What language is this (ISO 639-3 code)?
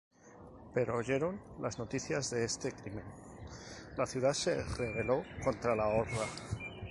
spa